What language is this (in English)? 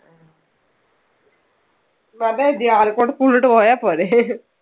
Malayalam